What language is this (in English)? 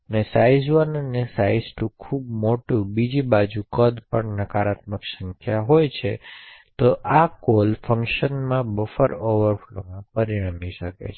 Gujarati